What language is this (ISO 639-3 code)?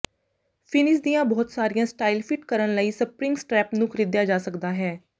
pan